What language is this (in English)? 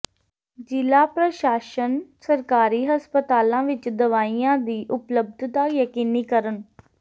Punjabi